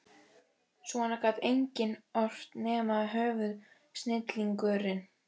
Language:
Icelandic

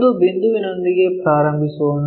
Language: Kannada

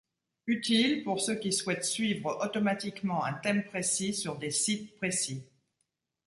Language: French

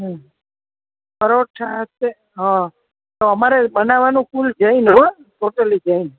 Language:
Gujarati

